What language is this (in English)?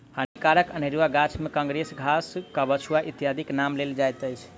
Maithili